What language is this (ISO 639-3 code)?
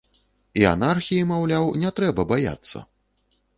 bel